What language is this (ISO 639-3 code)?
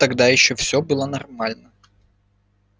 rus